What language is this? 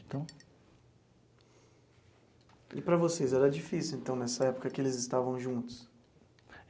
Portuguese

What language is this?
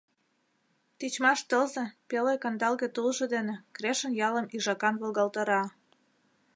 Mari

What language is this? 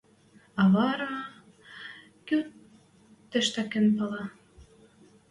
Western Mari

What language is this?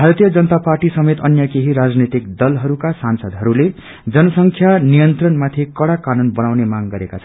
Nepali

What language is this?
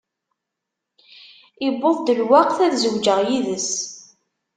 Kabyle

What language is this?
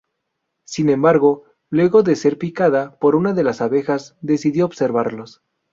Spanish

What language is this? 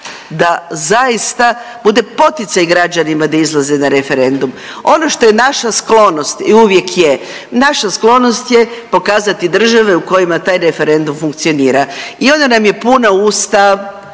Croatian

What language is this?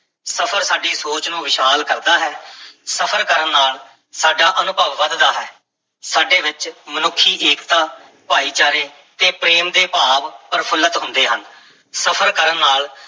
Punjabi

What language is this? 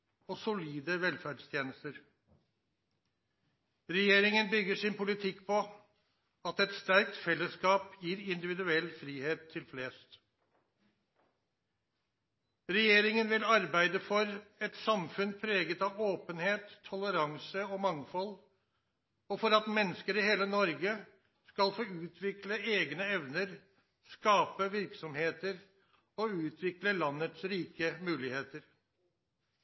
Norwegian Nynorsk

